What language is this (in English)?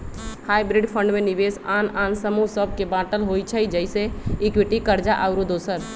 Magahi